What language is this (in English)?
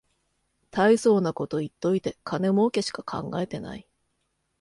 Japanese